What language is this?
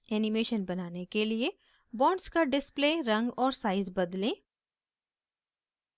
Hindi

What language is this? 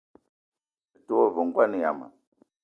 Eton (Cameroon)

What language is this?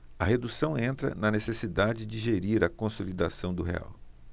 Portuguese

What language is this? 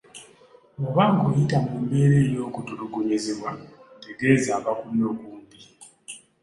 Ganda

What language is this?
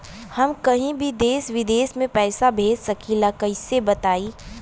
Bhojpuri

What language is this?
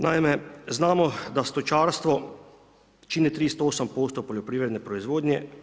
Croatian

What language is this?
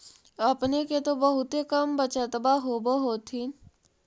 Magahi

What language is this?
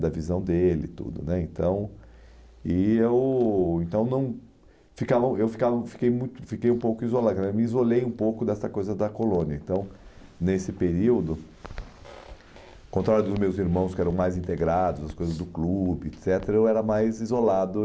Portuguese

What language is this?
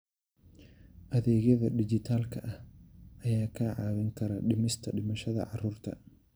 Somali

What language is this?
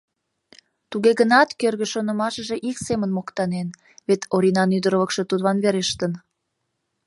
Mari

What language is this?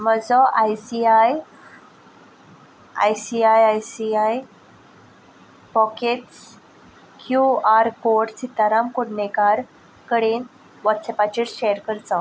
Konkani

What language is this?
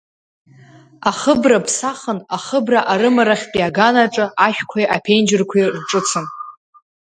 Abkhazian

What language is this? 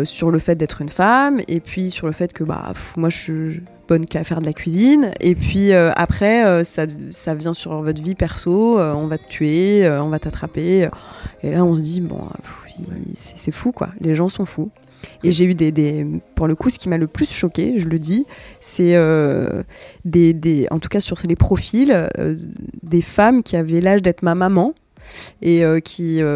French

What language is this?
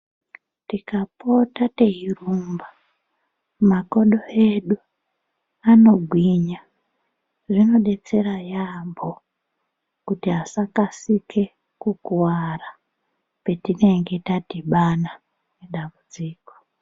Ndau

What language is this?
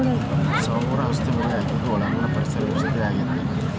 Kannada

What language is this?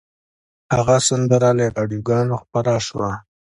Pashto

